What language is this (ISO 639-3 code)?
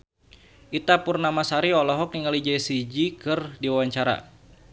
sun